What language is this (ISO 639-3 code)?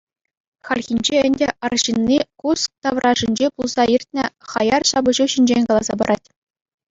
chv